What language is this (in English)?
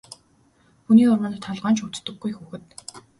Mongolian